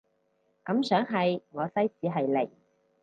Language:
Cantonese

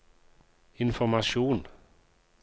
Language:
Norwegian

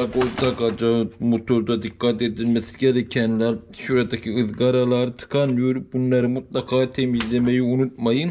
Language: Turkish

